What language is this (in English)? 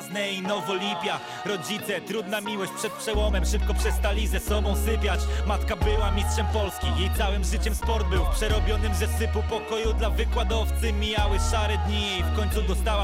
Polish